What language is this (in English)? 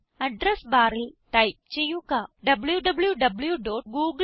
Malayalam